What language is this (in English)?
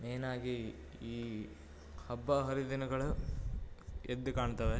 Kannada